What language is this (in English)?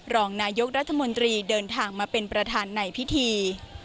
Thai